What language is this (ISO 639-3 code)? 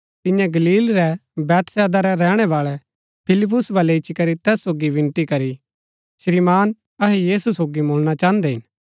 gbk